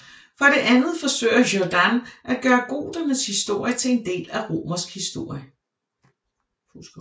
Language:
Danish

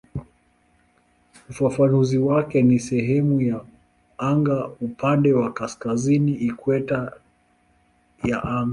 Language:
Swahili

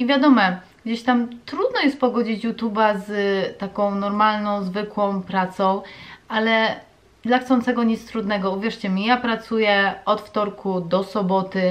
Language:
Polish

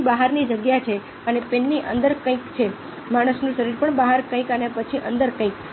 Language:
Gujarati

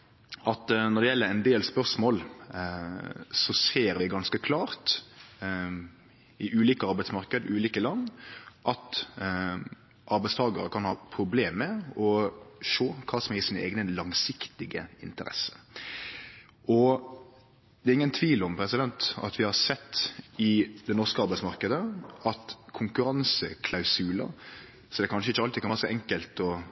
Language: Norwegian Nynorsk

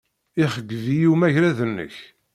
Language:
Kabyle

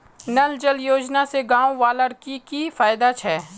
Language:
Magahi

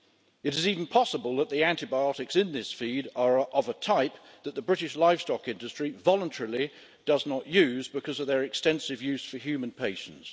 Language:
English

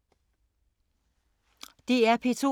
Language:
Danish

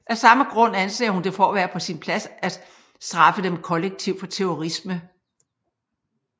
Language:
Danish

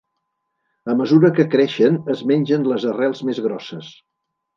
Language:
Catalan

